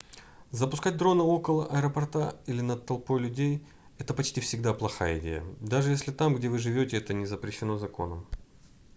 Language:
Russian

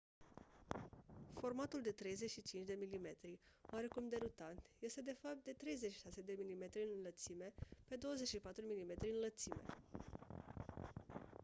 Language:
Romanian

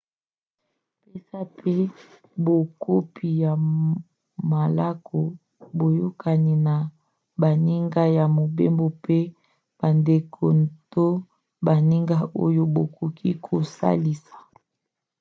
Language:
Lingala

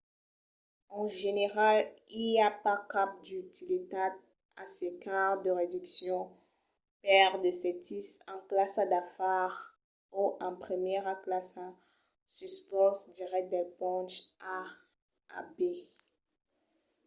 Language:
Occitan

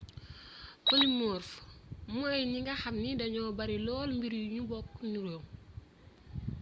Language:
Wolof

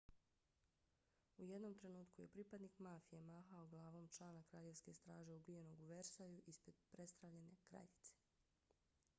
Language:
Bosnian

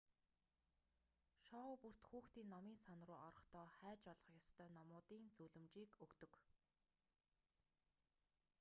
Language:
Mongolian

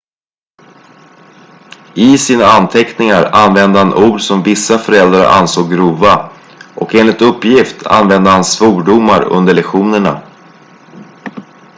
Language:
Swedish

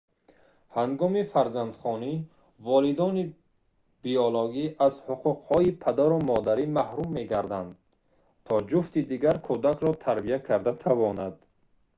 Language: Tajik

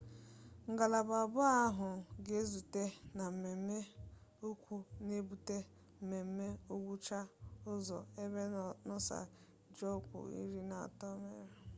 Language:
Igbo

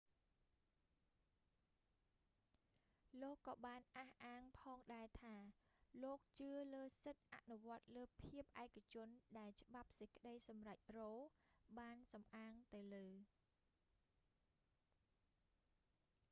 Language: Khmer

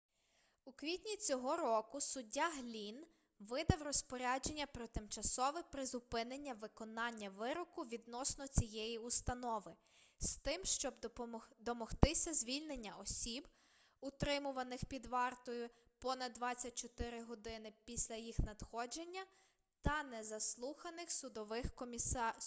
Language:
Ukrainian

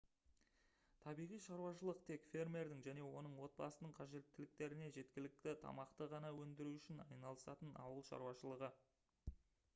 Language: Kazakh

